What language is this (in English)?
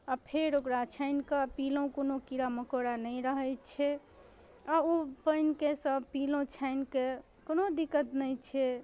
Maithili